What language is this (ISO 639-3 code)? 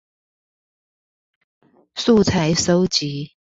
zho